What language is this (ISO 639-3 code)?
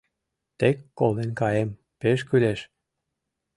chm